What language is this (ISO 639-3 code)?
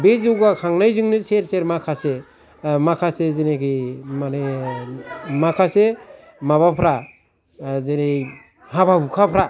brx